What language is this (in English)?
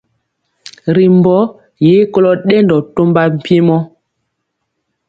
Mpiemo